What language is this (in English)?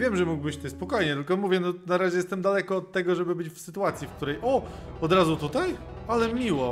Polish